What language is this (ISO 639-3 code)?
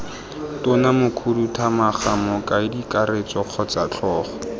tsn